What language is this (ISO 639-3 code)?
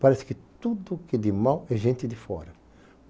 por